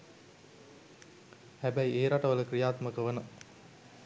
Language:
Sinhala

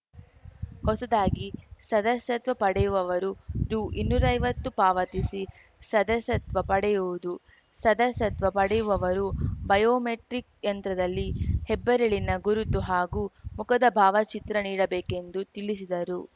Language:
Kannada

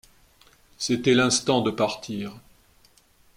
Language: French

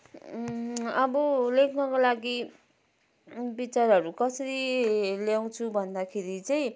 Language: Nepali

